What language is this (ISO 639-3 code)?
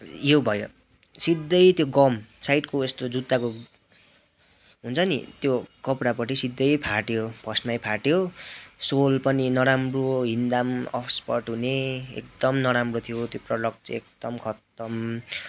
nep